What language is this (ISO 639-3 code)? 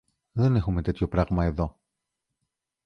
ell